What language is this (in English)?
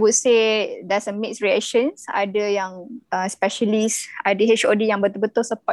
Malay